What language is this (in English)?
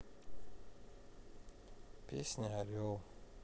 Russian